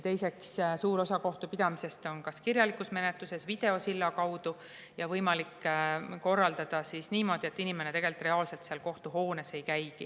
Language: Estonian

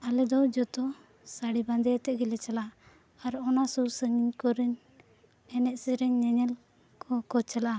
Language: Santali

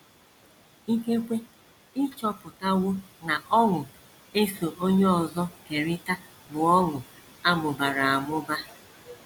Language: Igbo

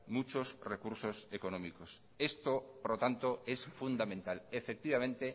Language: Spanish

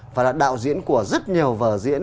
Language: Vietnamese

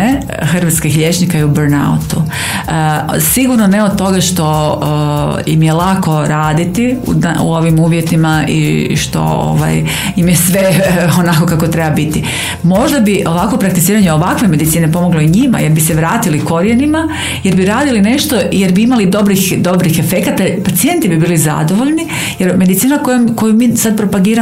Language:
Croatian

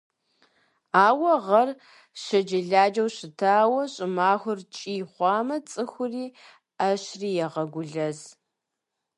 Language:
Kabardian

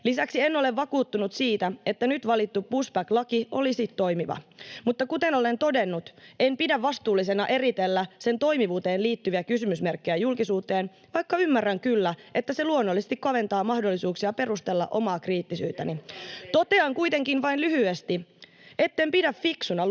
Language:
Finnish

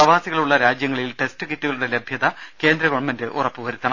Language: Malayalam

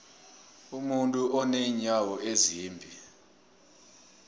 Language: South Ndebele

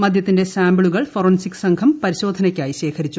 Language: Malayalam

